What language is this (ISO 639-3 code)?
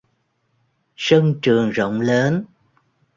vie